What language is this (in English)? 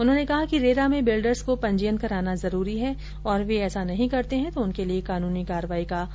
Hindi